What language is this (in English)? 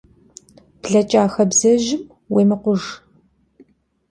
Kabardian